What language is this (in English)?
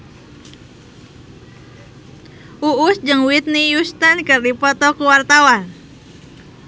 Sundanese